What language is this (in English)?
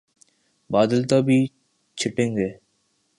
Urdu